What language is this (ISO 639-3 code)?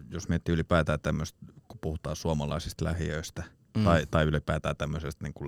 fin